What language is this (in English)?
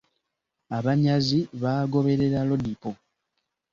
Ganda